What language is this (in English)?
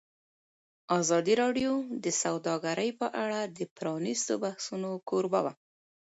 Pashto